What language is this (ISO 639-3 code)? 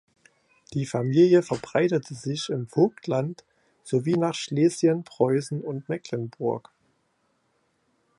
deu